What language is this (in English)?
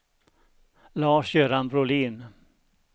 Swedish